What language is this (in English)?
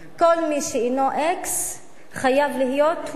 Hebrew